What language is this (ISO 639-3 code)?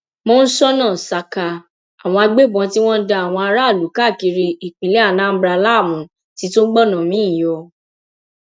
yor